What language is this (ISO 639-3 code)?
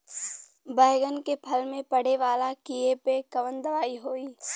bho